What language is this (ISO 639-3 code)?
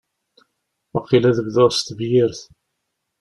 kab